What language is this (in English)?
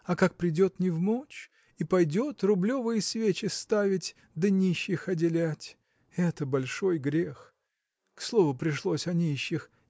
Russian